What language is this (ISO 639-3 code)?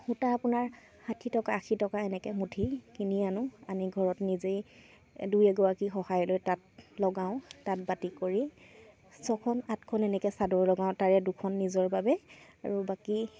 asm